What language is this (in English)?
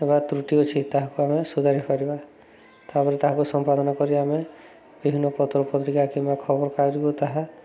Odia